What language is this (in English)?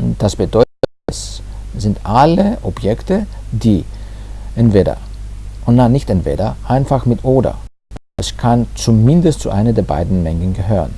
German